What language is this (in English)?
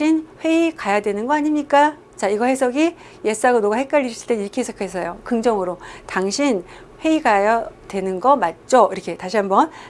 Korean